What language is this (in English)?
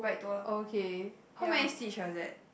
English